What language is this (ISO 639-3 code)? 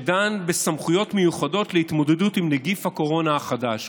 heb